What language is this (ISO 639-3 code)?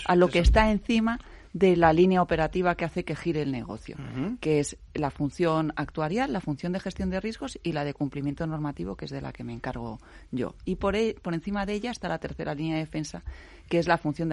spa